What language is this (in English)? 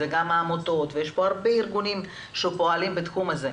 Hebrew